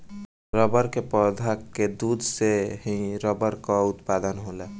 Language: Bhojpuri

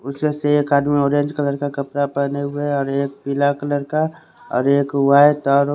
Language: Hindi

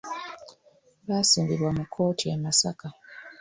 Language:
Ganda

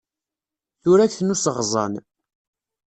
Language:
Kabyle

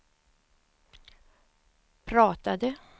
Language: Swedish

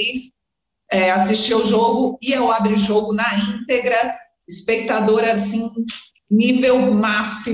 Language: Portuguese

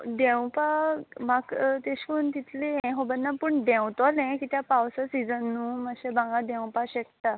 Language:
Konkani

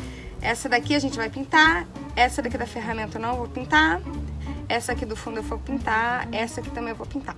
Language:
Portuguese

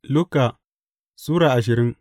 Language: Hausa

